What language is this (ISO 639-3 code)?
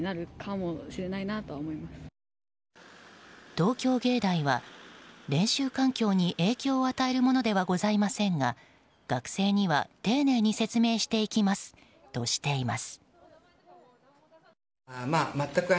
jpn